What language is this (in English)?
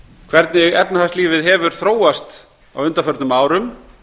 Icelandic